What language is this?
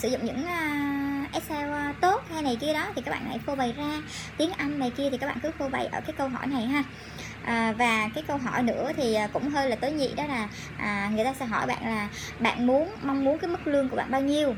Vietnamese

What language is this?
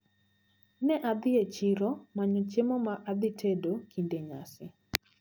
Luo (Kenya and Tanzania)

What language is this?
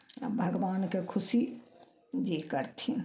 Maithili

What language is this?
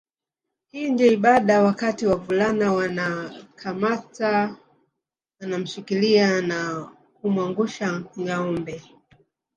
Swahili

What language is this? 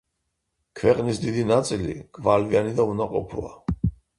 Georgian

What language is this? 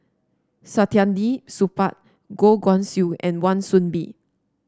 English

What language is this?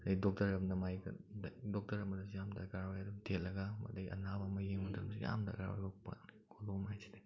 Manipuri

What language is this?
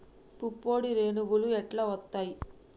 Telugu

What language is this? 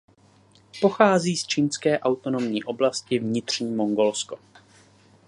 Czech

